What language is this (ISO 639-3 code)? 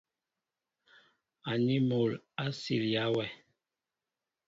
mbo